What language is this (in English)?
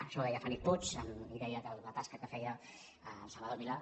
Catalan